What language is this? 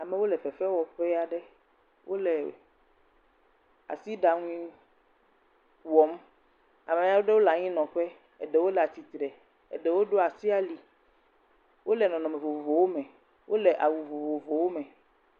Ewe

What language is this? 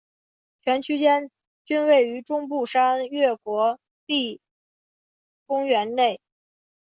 Chinese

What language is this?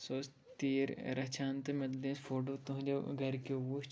Kashmiri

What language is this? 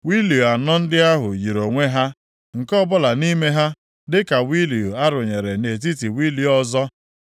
Igbo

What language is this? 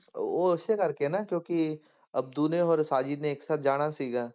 Punjabi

